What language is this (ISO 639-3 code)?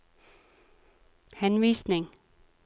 nor